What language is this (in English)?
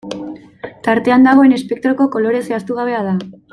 Basque